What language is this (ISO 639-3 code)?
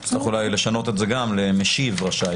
heb